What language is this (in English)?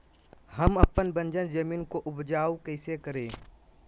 Magahi